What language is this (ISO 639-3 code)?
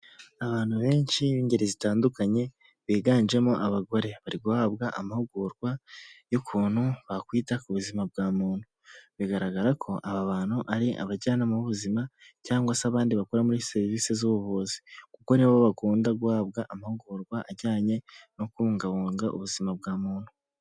kin